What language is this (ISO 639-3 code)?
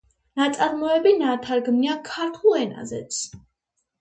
kat